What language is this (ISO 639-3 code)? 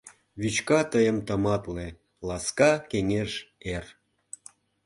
chm